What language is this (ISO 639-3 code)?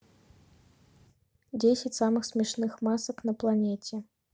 rus